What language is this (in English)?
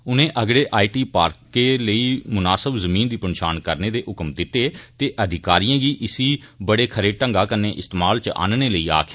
Dogri